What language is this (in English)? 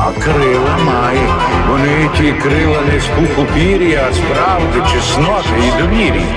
Ukrainian